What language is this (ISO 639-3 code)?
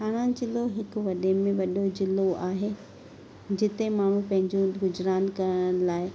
snd